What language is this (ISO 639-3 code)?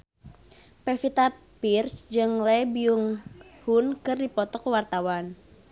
sun